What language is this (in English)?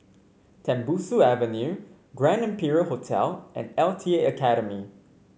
English